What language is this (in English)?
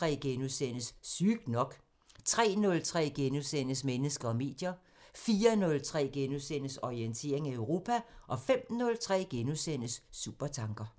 Danish